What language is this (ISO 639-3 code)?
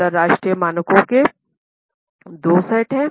hin